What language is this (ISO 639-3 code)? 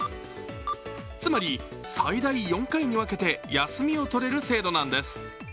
jpn